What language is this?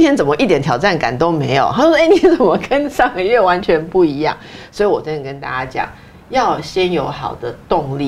Chinese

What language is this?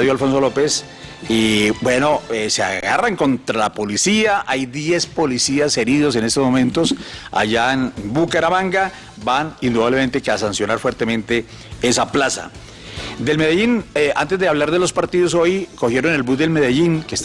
Spanish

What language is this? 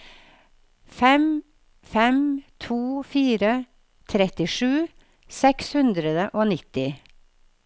Norwegian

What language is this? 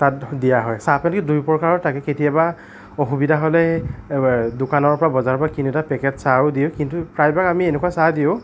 Assamese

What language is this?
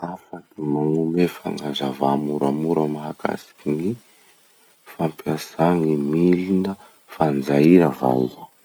Masikoro Malagasy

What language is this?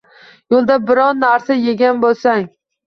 Uzbek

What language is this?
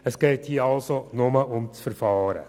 Swiss German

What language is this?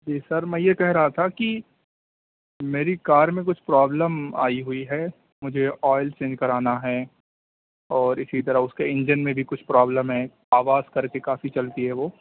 Urdu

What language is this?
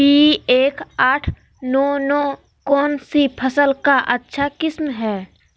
Magahi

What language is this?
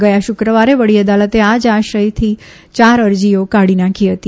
Gujarati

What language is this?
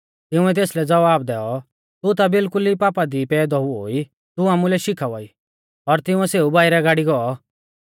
Mahasu Pahari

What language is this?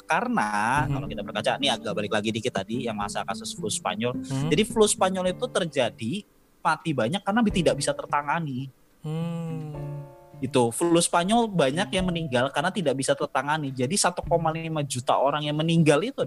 Indonesian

